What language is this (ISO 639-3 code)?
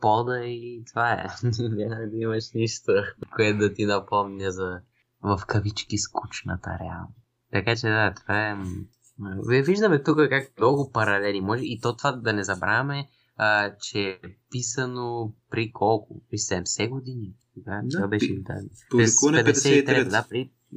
bul